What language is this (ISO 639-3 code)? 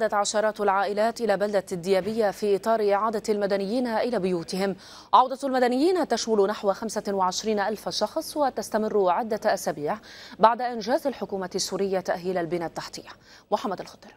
ara